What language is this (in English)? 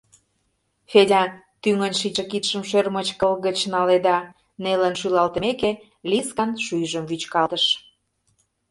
Mari